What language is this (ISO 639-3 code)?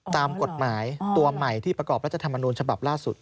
tha